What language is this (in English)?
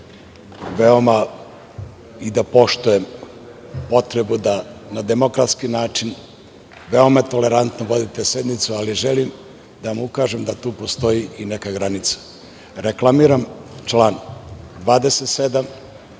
Serbian